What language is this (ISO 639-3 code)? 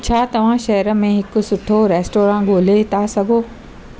snd